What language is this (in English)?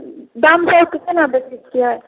Maithili